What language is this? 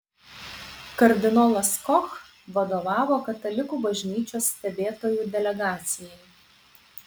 Lithuanian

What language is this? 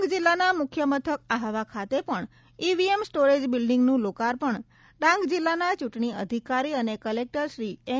Gujarati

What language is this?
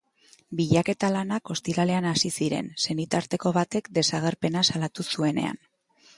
Basque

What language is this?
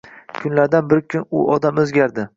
Uzbek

